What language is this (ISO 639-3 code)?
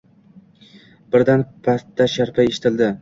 uzb